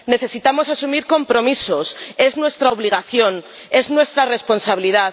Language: Spanish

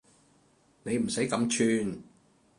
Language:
Cantonese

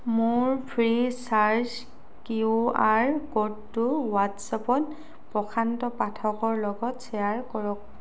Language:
Assamese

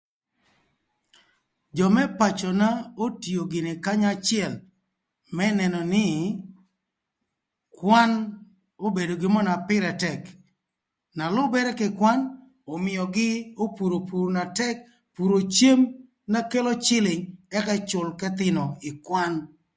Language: Thur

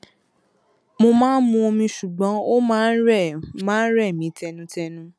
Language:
Yoruba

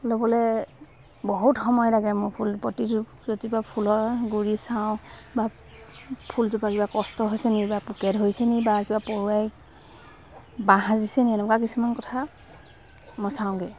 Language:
Assamese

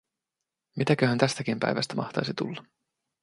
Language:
Finnish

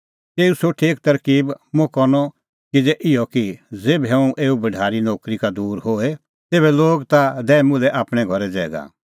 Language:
Kullu Pahari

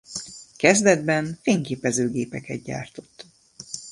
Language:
Hungarian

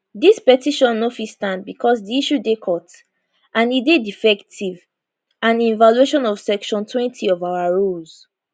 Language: Nigerian Pidgin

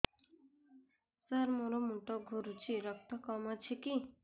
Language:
Odia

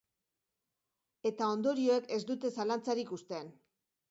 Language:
Basque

